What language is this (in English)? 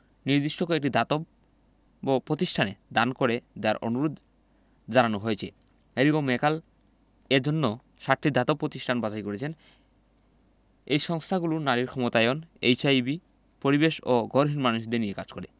Bangla